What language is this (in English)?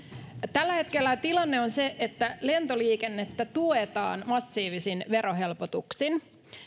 Finnish